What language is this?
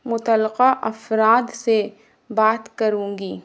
Urdu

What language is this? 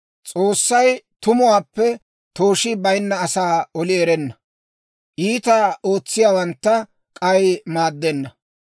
Dawro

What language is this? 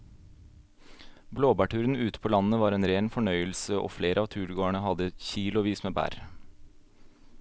Norwegian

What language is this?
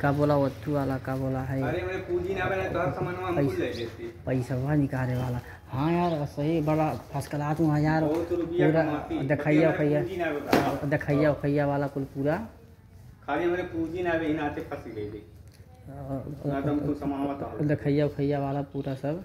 Hindi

